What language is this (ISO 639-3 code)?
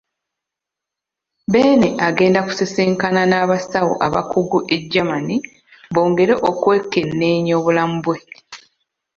lug